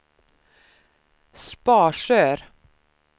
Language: Swedish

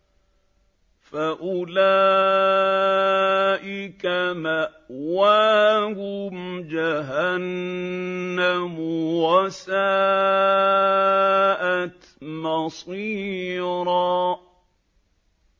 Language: Arabic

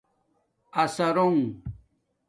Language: Domaaki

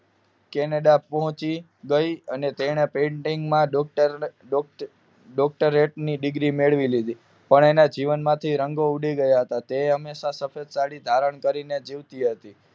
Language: Gujarati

